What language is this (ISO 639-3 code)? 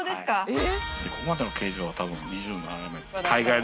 jpn